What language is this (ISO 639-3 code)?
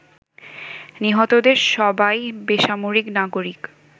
ben